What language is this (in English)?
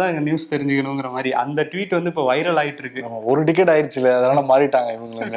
Tamil